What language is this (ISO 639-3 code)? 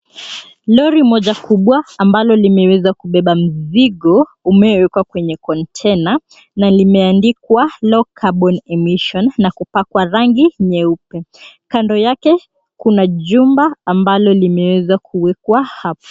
swa